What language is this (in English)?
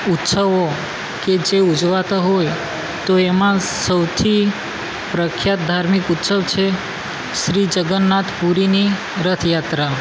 Gujarati